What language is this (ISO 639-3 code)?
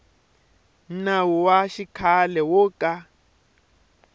tso